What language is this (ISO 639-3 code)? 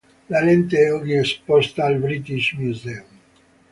ita